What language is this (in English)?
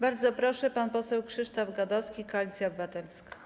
Polish